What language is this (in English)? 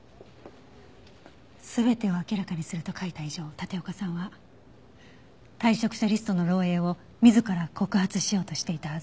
Japanese